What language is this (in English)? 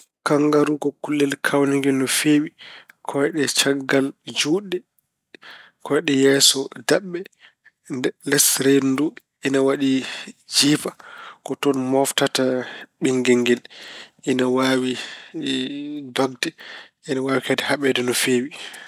Fula